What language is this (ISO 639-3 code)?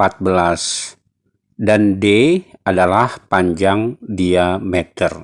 ind